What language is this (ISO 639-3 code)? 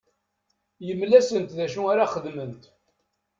kab